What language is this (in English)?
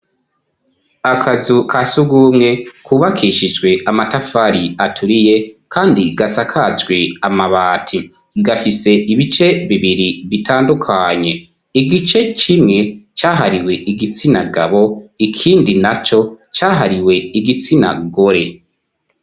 Rundi